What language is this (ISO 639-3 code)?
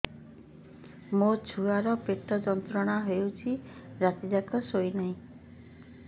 ori